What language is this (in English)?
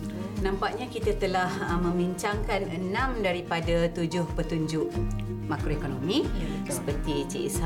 Malay